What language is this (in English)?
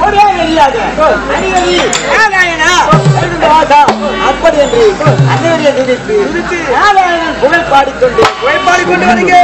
Indonesian